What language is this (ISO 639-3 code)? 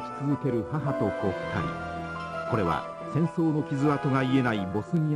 jpn